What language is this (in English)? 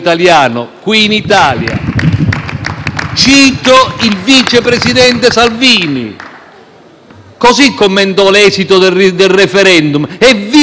Italian